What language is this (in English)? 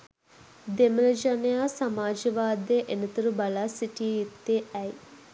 Sinhala